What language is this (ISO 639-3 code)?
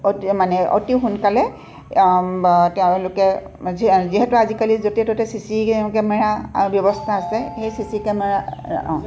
asm